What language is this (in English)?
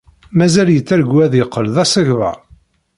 Kabyle